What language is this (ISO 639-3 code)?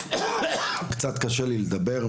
heb